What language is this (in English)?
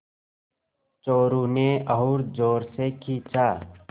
Hindi